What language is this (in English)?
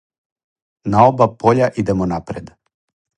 Serbian